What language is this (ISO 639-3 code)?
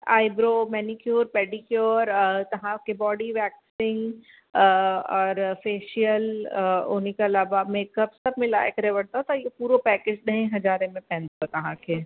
snd